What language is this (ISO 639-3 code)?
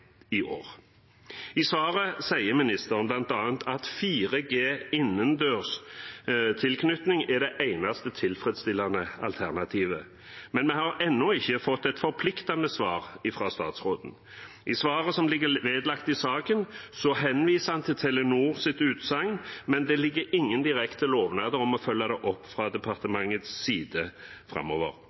nob